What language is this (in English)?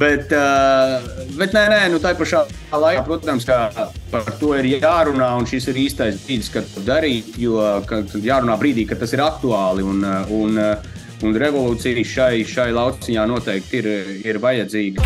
Latvian